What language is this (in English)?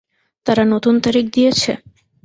Bangla